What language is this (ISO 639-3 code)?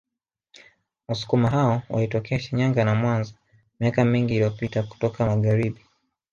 swa